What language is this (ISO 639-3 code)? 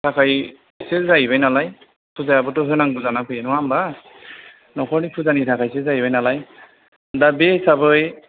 brx